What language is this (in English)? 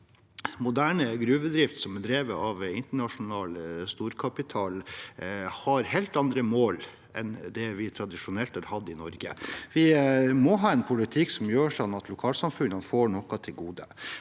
Norwegian